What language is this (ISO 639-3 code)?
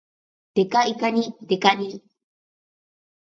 jpn